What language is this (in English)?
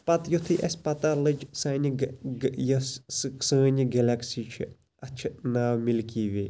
Kashmiri